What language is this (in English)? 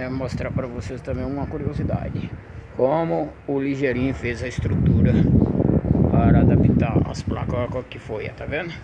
Portuguese